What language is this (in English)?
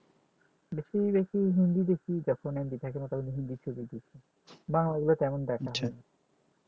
Bangla